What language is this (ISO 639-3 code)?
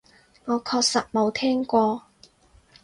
yue